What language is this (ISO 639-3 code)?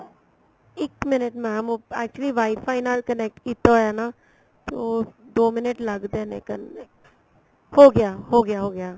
pan